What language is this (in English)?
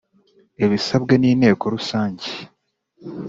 Kinyarwanda